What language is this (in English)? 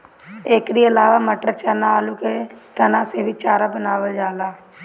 Bhojpuri